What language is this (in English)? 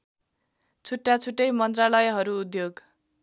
Nepali